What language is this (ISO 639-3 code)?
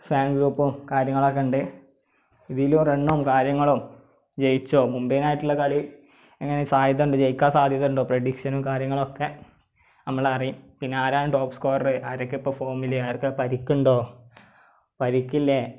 mal